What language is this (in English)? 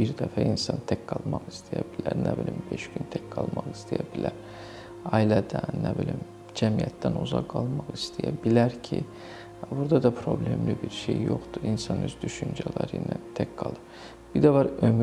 Turkish